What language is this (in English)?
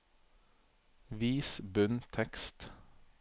Norwegian